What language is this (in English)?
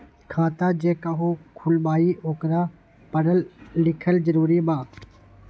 Magahi